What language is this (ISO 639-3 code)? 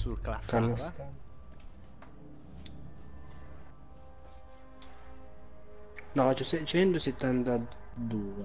ita